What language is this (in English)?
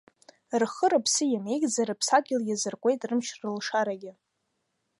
Abkhazian